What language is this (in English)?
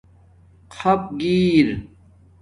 Domaaki